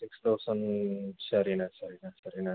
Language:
Tamil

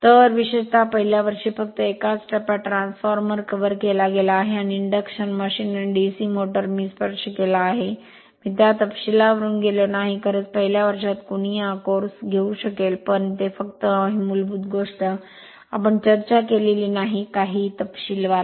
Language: Marathi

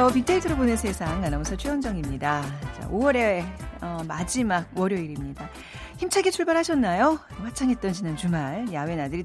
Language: Korean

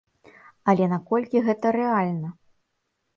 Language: Belarusian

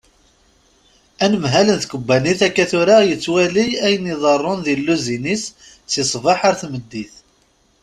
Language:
Kabyle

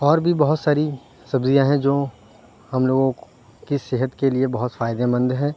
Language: Urdu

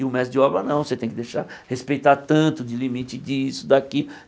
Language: Portuguese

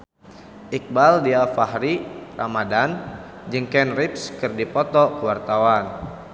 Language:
Sundanese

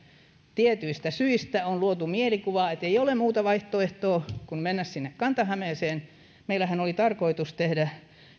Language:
Finnish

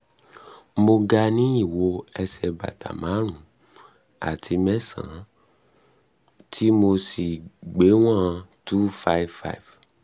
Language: Yoruba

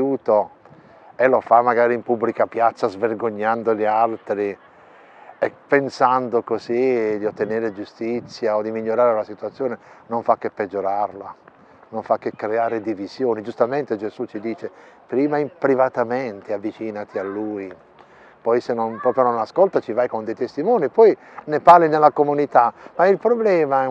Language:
Italian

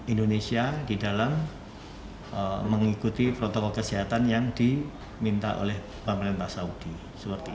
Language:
Indonesian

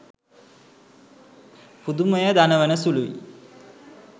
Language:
Sinhala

